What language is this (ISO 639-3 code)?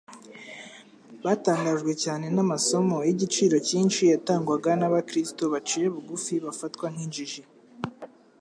kin